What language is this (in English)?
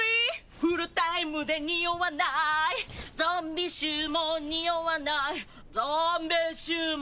Japanese